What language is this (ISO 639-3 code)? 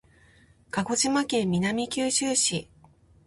jpn